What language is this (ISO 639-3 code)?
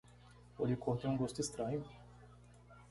por